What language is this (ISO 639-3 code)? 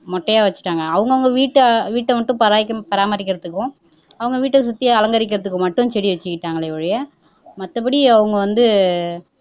tam